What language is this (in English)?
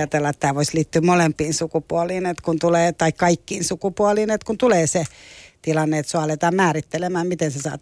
Finnish